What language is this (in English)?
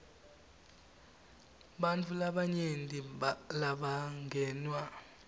Swati